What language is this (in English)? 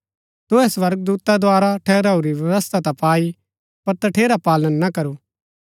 Gaddi